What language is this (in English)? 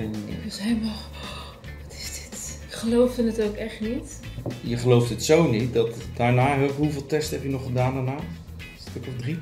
Dutch